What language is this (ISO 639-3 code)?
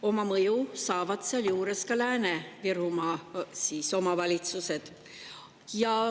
est